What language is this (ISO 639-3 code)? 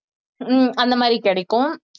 tam